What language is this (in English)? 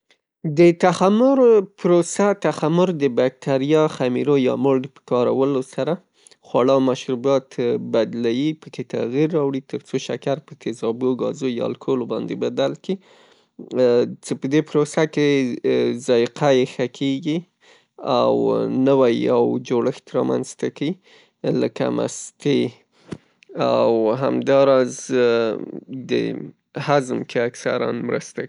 Pashto